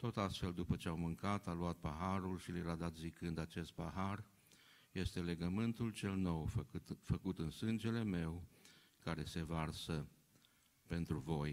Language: Romanian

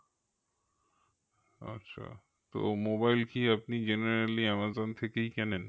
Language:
Bangla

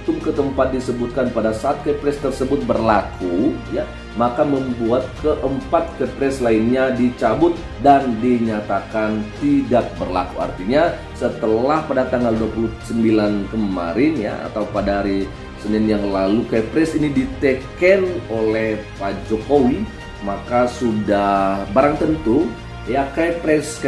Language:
Indonesian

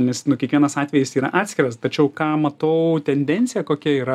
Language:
Lithuanian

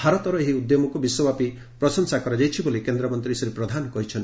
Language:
Odia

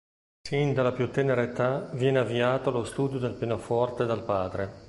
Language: Italian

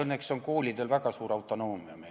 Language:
Estonian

